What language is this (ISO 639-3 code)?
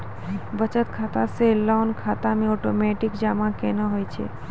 mai